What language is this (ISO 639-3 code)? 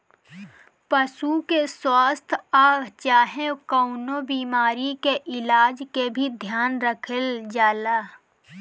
bho